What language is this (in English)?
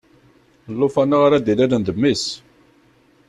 Kabyle